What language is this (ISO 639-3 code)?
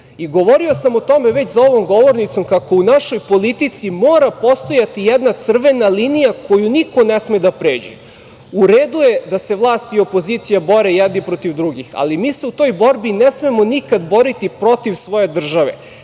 srp